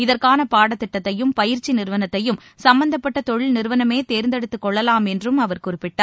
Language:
Tamil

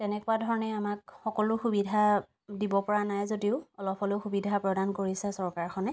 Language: Assamese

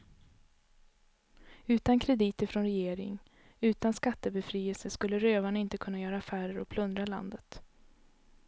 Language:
Swedish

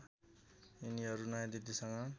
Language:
Nepali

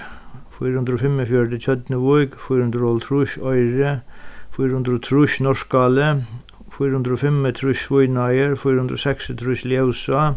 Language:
Faroese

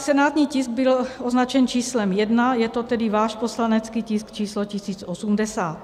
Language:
Czech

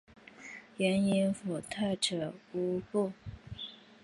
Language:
Chinese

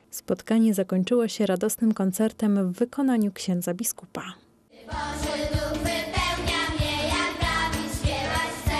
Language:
Polish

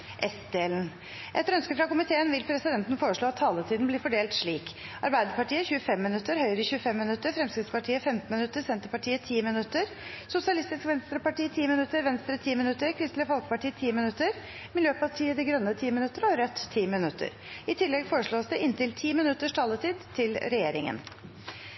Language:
Norwegian Bokmål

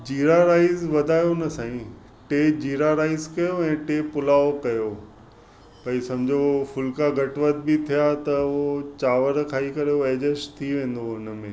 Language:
Sindhi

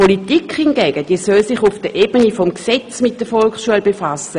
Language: Swiss German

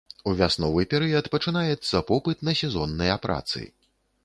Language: Belarusian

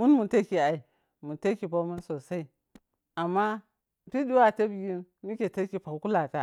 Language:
Piya-Kwonci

